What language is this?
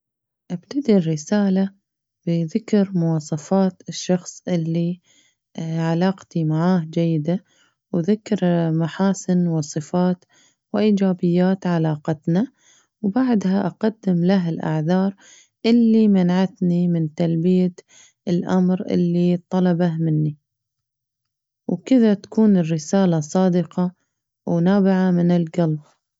Najdi Arabic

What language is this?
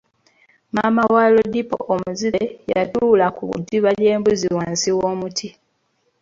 Ganda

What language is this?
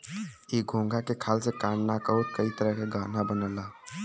Bhojpuri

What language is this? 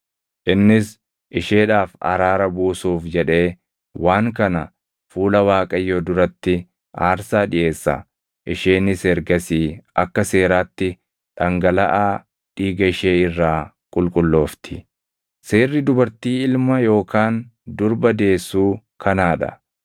Oromo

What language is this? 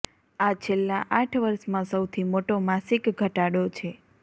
Gujarati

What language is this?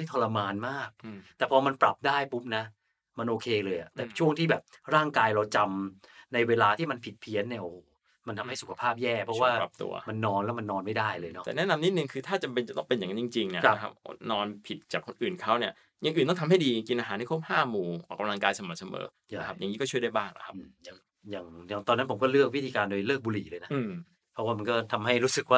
Thai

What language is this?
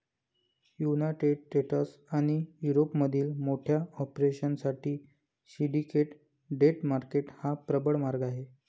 Marathi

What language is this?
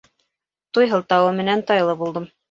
Bashkir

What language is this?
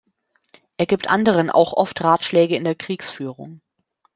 German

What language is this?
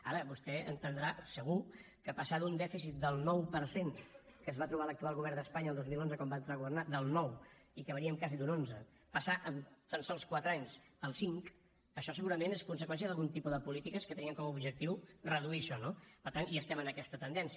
Catalan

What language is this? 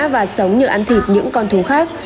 Vietnamese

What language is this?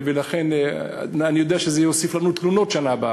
Hebrew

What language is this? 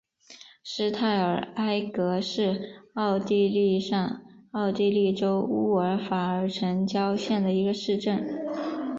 Chinese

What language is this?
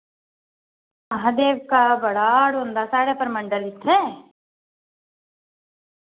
Dogri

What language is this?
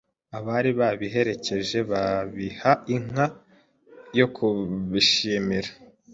Kinyarwanda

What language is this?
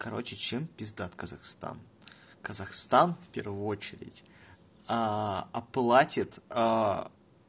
Russian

